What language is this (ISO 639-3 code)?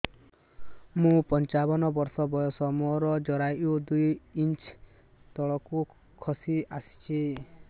ori